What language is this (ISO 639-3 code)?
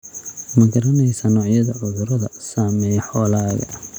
som